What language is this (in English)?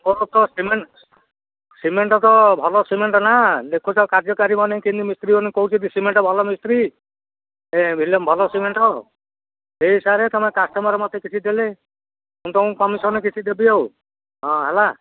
Odia